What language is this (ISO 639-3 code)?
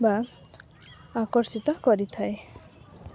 ori